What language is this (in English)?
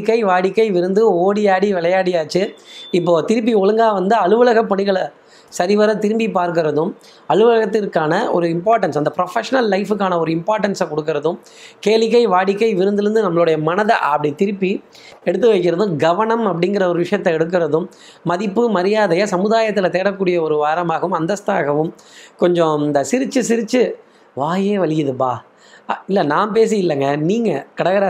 Tamil